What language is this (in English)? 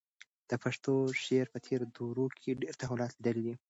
Pashto